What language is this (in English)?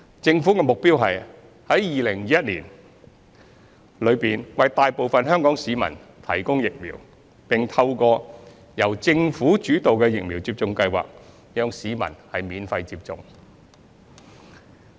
Cantonese